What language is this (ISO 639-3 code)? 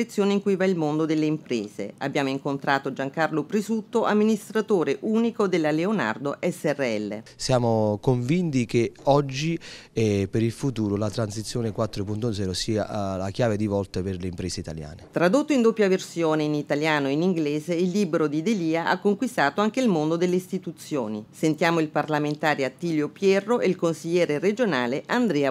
ita